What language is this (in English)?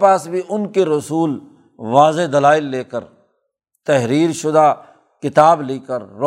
Urdu